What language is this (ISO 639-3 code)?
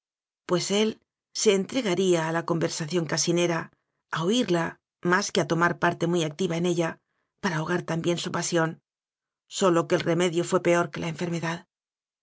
spa